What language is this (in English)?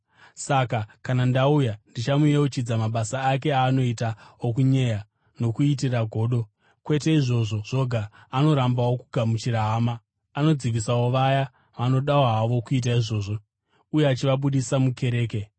Shona